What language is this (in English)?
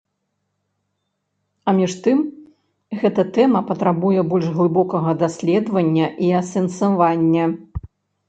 Belarusian